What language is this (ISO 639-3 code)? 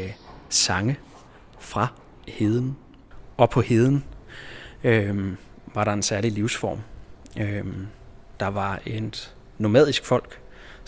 dan